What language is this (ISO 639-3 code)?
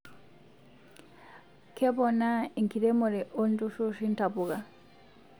mas